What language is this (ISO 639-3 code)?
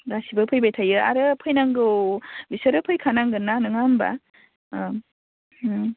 brx